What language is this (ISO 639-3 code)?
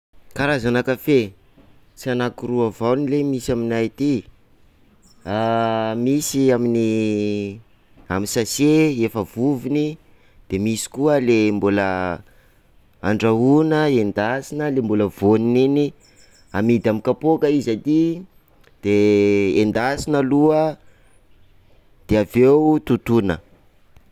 skg